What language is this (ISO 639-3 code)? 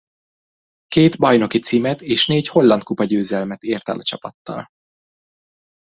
hun